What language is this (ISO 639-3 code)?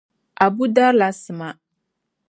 dag